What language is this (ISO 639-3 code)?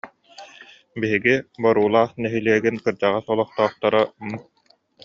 sah